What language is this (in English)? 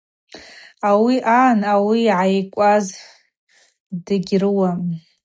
Abaza